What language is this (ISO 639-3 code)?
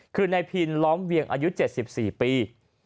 tha